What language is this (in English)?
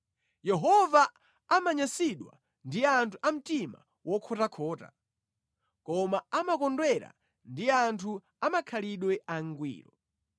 Nyanja